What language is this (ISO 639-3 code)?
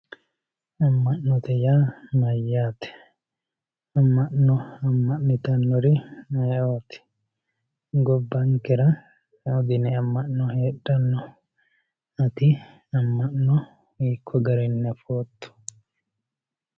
sid